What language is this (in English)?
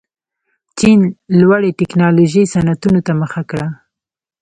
Pashto